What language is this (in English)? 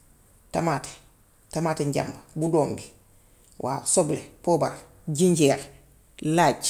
Gambian Wolof